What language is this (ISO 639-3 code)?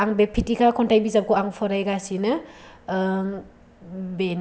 brx